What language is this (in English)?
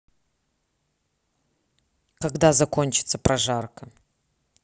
Russian